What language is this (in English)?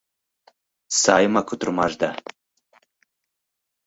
Mari